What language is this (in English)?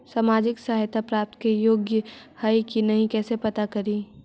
Magahi